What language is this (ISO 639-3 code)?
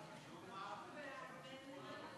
heb